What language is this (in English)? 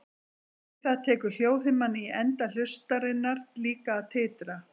Icelandic